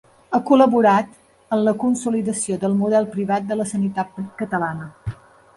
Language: Catalan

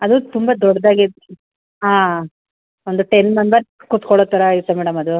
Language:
Kannada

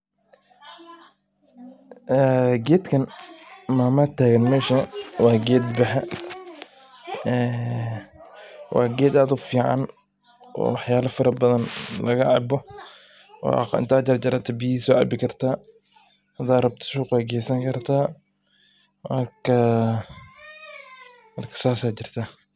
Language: Somali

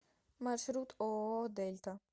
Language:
Russian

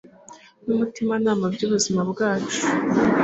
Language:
Kinyarwanda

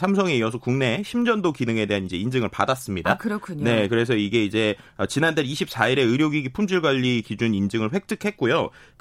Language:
Korean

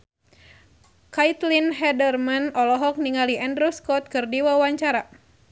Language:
Sundanese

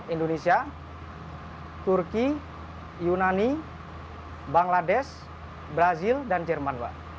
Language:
Indonesian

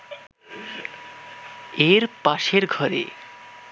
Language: Bangla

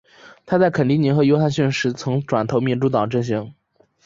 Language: Chinese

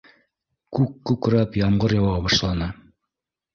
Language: Bashkir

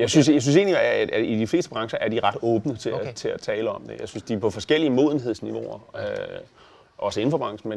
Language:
Danish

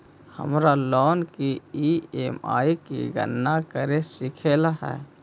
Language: Magahi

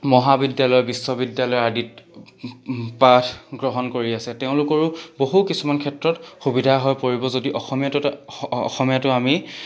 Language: Assamese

